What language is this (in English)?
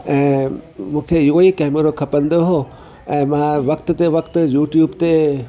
Sindhi